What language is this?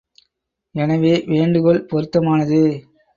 Tamil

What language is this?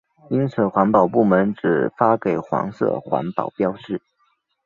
Chinese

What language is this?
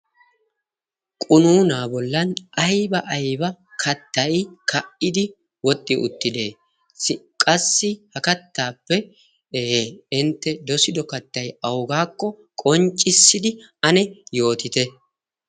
Wolaytta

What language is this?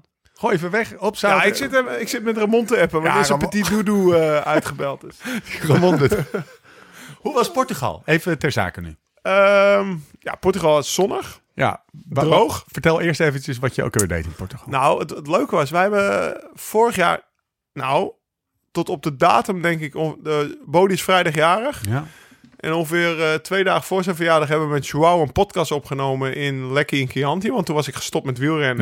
Dutch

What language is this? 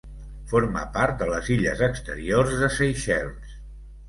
Catalan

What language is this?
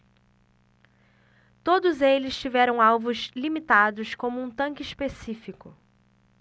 Portuguese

